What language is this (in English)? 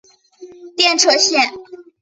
Chinese